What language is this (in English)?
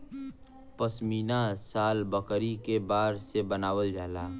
Bhojpuri